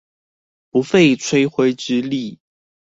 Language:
Chinese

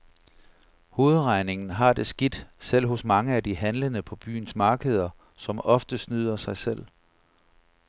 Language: Danish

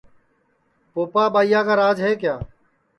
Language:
Sansi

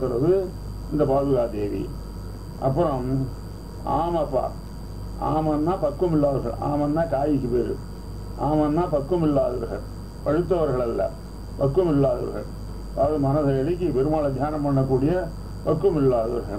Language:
Arabic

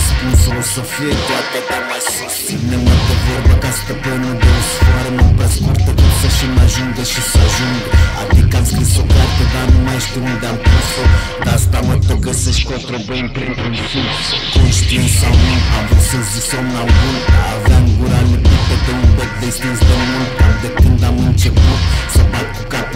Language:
Romanian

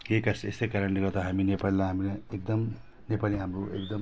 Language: Nepali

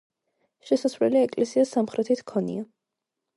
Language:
Georgian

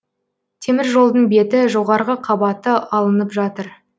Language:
Kazakh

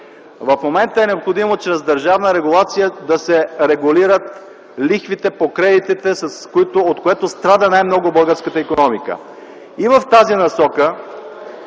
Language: Bulgarian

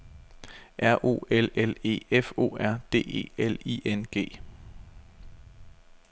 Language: Danish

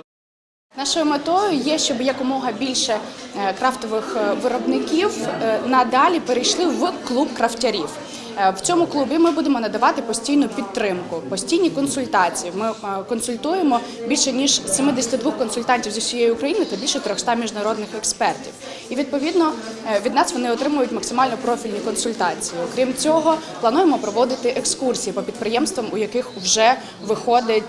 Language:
Ukrainian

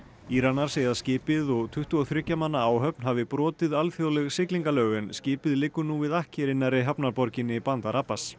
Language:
Icelandic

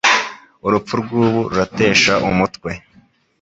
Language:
Kinyarwanda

